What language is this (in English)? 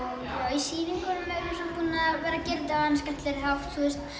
Icelandic